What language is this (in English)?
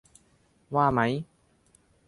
Thai